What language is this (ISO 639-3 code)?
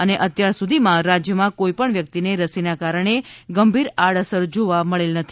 guj